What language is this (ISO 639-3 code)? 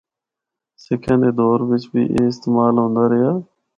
hno